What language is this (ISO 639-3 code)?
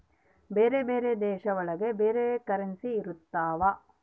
kan